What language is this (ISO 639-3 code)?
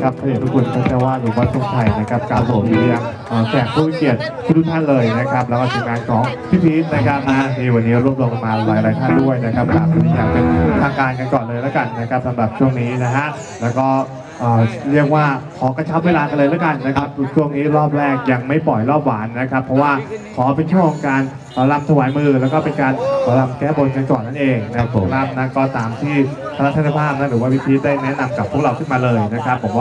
tha